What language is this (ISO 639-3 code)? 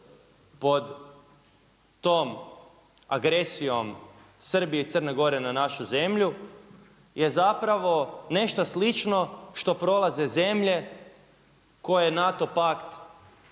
hrv